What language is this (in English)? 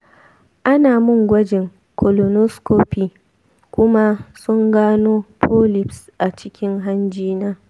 Hausa